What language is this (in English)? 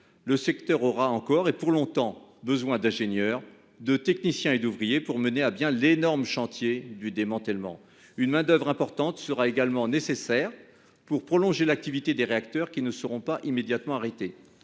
French